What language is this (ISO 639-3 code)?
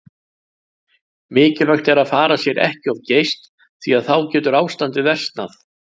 isl